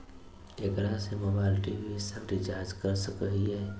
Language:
Magahi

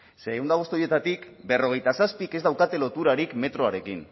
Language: Basque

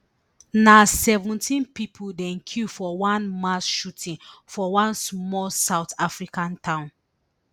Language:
Nigerian Pidgin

